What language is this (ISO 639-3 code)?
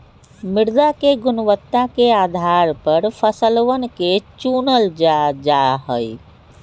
mag